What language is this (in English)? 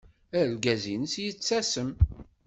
Kabyle